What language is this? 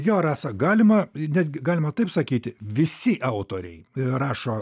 Lithuanian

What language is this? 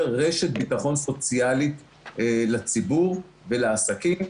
Hebrew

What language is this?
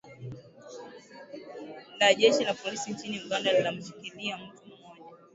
Swahili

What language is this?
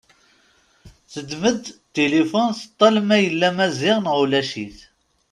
Kabyle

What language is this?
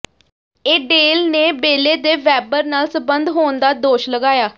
Punjabi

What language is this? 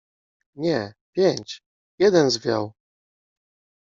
Polish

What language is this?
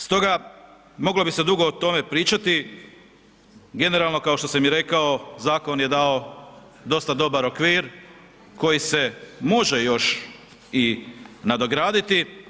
Croatian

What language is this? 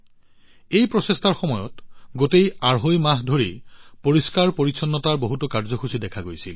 Assamese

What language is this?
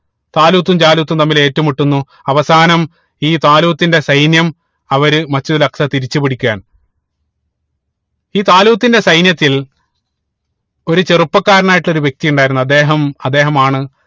Malayalam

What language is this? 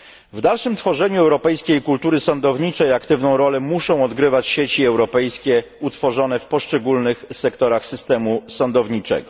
Polish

